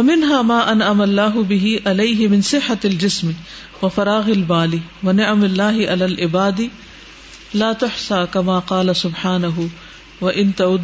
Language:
Urdu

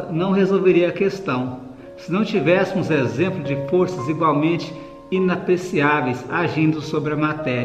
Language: Portuguese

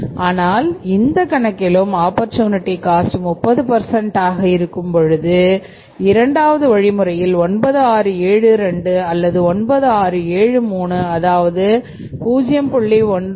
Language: Tamil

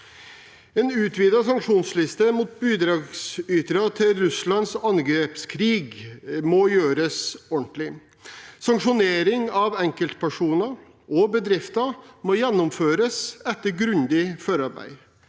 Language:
Norwegian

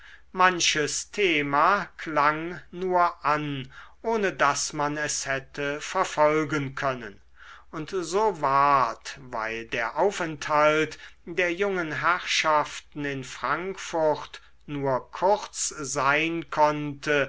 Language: German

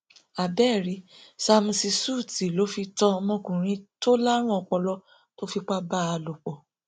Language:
Yoruba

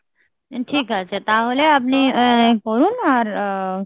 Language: Bangla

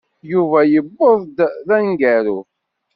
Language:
Kabyle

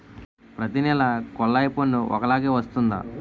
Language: Telugu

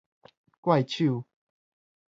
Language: Min Nan Chinese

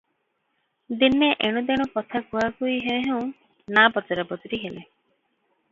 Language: Odia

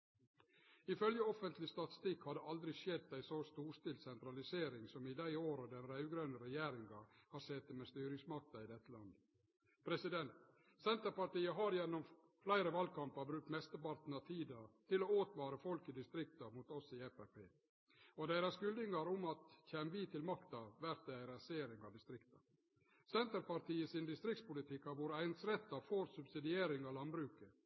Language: Norwegian Nynorsk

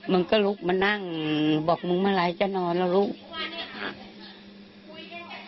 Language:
Thai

